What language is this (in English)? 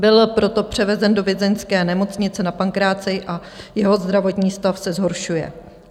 Czech